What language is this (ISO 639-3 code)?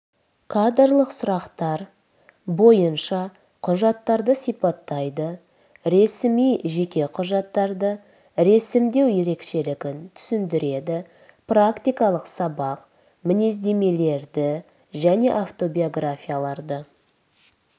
kaz